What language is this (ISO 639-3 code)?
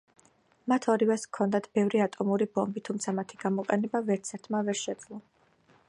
kat